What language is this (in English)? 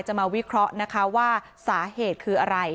Thai